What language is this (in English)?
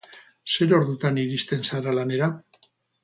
Basque